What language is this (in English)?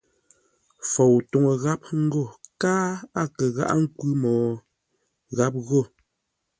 Ngombale